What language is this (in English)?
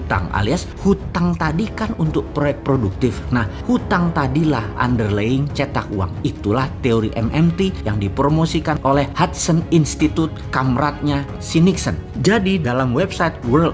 Indonesian